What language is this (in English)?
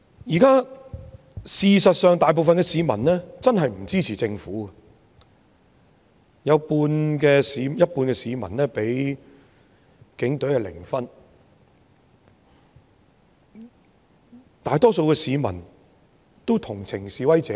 Cantonese